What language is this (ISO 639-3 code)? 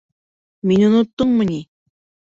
bak